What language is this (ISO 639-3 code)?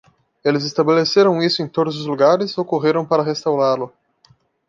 por